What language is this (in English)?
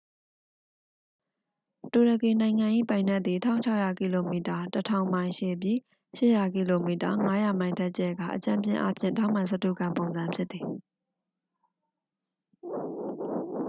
Burmese